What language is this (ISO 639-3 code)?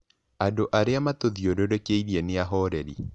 kik